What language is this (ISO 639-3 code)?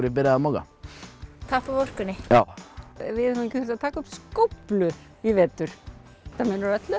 isl